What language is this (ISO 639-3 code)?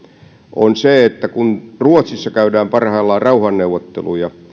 fin